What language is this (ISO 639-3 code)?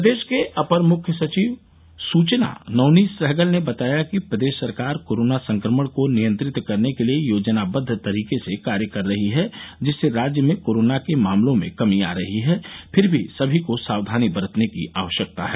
hin